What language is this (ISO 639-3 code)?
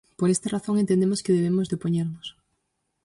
glg